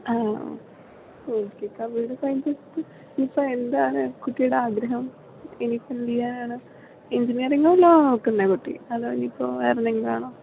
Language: Malayalam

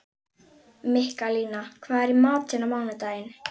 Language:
Icelandic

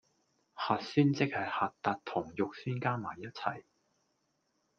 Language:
Cantonese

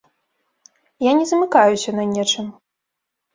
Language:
Belarusian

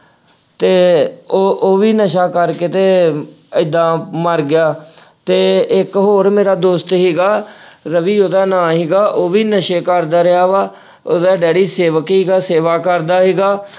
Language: Punjabi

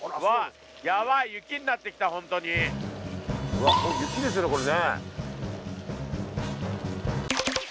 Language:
Japanese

